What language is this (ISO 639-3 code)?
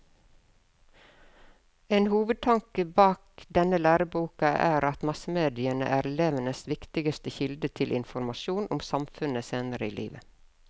nor